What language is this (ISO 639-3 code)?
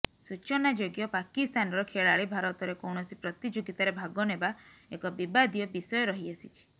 ori